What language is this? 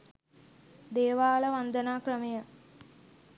Sinhala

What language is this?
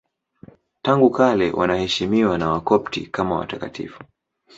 Swahili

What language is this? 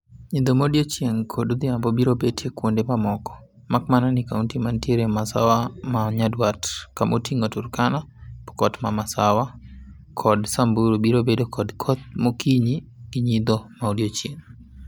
Luo (Kenya and Tanzania)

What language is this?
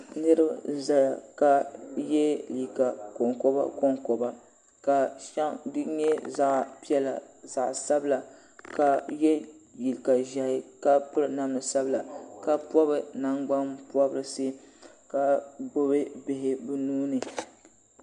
Dagbani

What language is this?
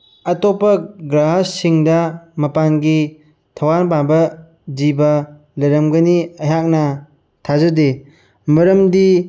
Manipuri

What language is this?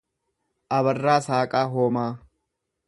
Oromo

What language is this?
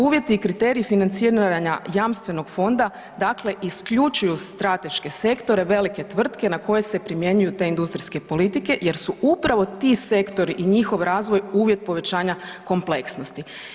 Croatian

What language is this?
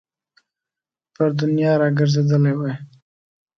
Pashto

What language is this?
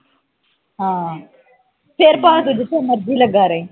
Punjabi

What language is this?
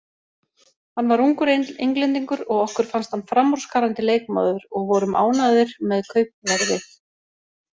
Icelandic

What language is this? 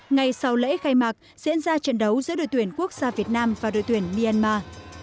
Vietnamese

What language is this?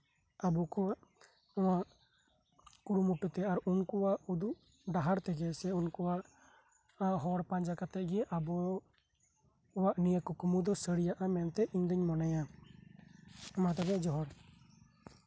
Santali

